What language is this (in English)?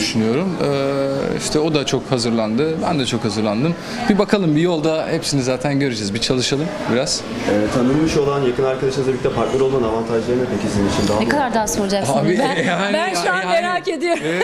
Turkish